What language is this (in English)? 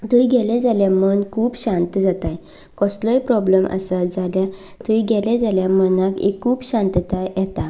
Konkani